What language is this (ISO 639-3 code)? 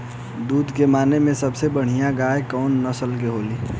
bho